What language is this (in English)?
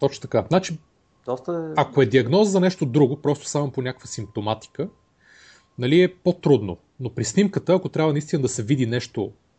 Bulgarian